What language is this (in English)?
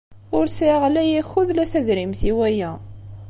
Kabyle